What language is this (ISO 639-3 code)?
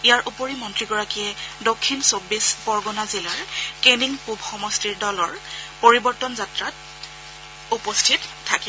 asm